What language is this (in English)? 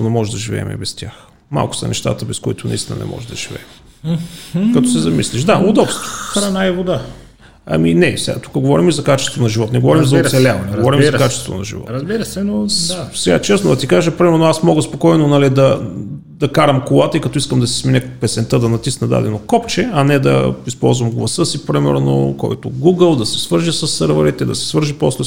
Bulgarian